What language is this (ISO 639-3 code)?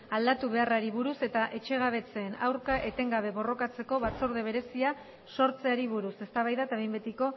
eus